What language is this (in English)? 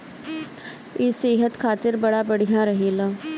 Bhojpuri